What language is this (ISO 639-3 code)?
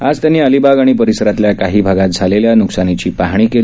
mar